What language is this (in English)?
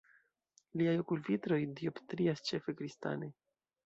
Esperanto